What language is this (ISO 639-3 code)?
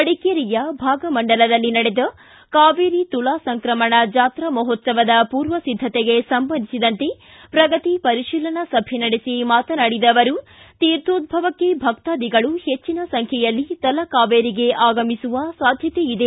kan